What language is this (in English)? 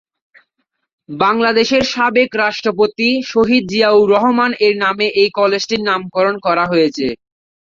Bangla